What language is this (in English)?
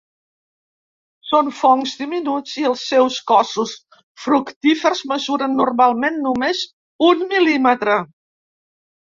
Catalan